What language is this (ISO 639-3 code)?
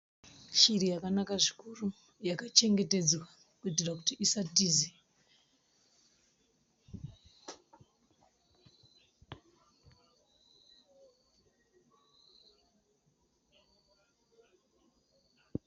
sna